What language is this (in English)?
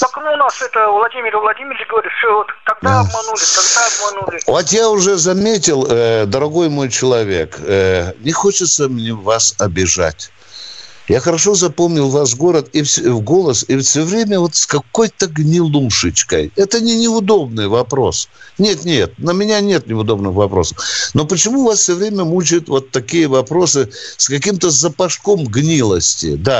Russian